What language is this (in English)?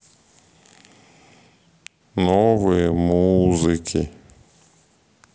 Russian